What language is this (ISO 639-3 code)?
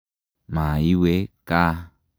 kln